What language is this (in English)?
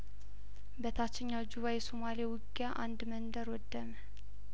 Amharic